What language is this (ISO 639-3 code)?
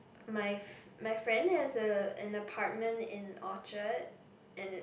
eng